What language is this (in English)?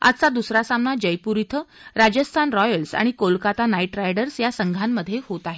Marathi